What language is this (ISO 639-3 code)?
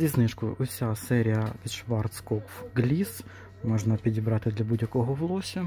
ukr